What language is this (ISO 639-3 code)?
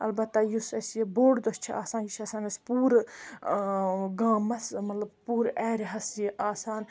kas